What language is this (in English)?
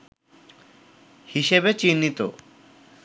Bangla